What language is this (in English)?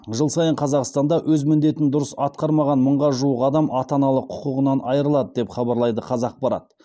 Kazakh